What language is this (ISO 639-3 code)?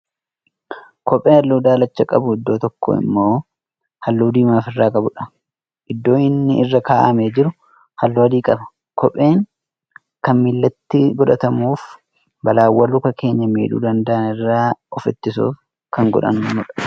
orm